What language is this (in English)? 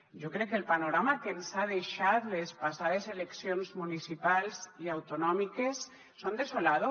Catalan